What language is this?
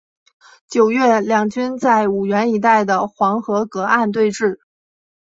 Chinese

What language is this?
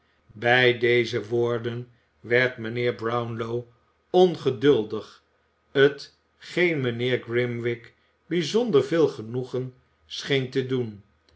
Dutch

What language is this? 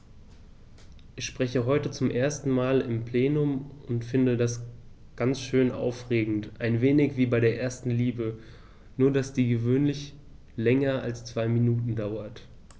German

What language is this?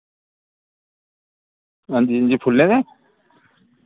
Dogri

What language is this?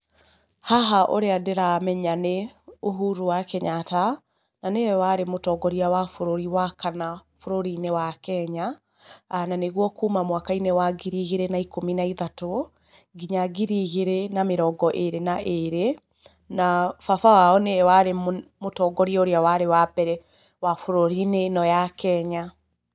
Kikuyu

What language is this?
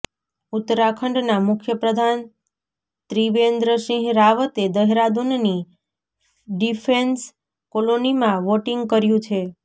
Gujarati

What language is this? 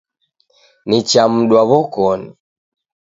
Taita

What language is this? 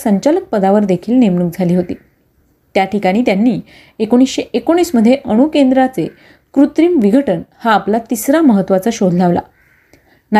Marathi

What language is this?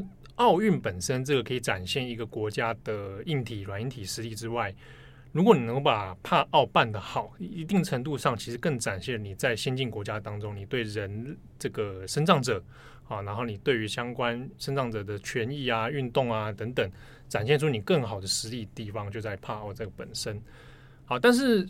Chinese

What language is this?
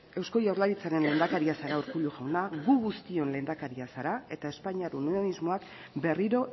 Basque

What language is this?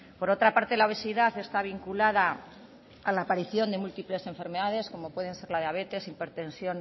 Spanish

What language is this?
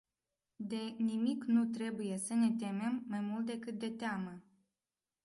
Romanian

